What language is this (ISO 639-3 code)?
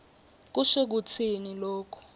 ssw